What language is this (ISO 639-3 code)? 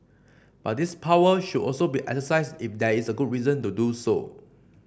eng